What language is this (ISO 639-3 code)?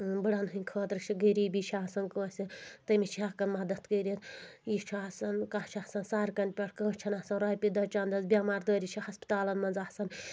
kas